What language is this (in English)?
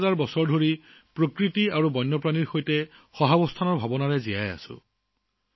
Assamese